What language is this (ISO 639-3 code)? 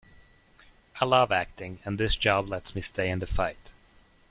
eng